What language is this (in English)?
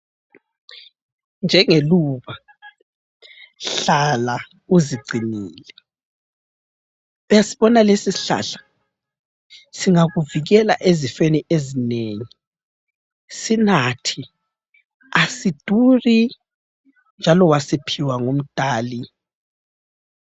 North Ndebele